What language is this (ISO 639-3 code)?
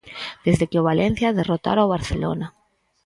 glg